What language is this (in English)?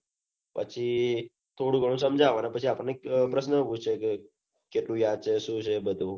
Gujarati